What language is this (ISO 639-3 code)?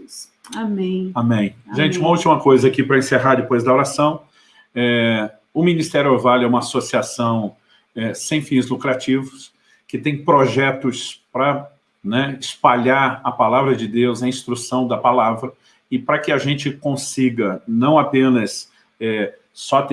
por